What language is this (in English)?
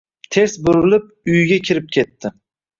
Uzbek